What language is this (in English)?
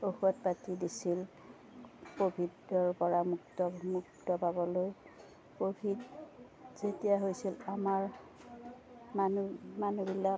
Assamese